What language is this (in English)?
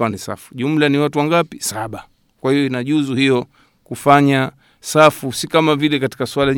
Swahili